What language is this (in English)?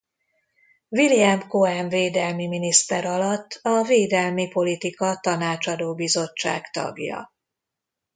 Hungarian